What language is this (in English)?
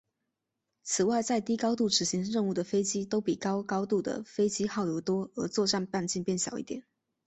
Chinese